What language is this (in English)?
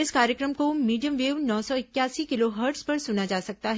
Hindi